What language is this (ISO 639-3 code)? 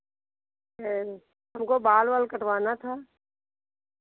hin